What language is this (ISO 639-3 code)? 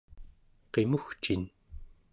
esu